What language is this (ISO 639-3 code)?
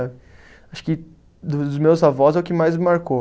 por